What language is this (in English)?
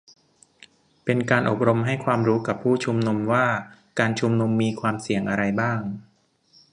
Thai